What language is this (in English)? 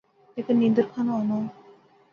Pahari-Potwari